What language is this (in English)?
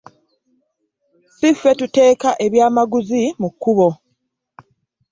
Ganda